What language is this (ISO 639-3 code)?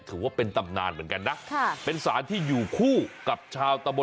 tha